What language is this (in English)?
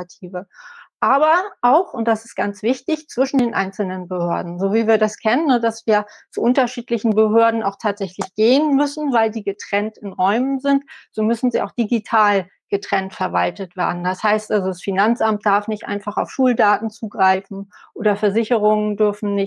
German